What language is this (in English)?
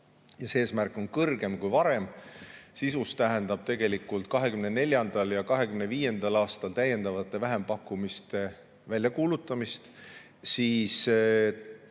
Estonian